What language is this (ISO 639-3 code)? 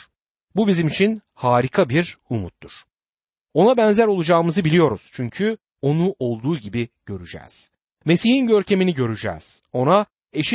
tur